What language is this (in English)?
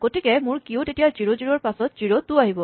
Assamese